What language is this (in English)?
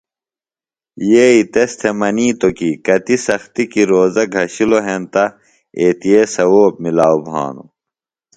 Phalura